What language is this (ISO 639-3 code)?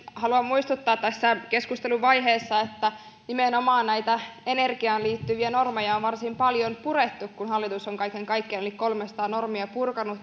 fin